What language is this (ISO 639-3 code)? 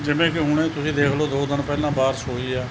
pan